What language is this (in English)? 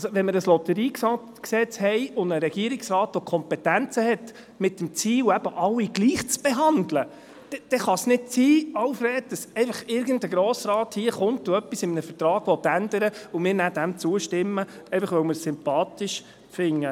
Swiss German